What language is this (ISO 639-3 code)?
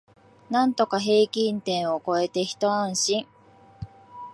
jpn